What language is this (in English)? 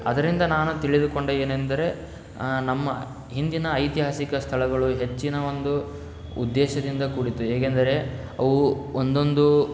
Kannada